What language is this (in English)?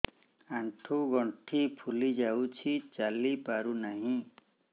Odia